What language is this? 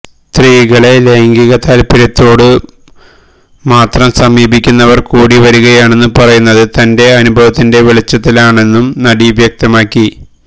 Malayalam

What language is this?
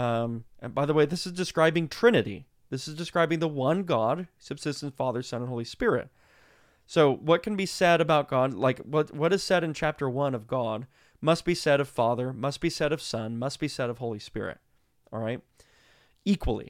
English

